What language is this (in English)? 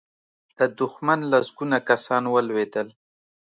Pashto